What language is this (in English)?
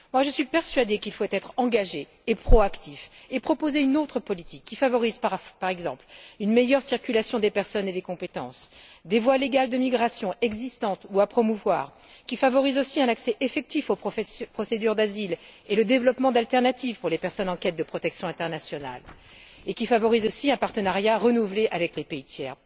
French